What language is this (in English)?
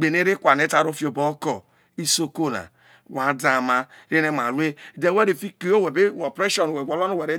Isoko